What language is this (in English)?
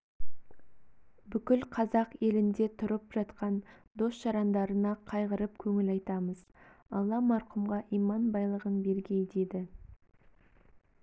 Kazakh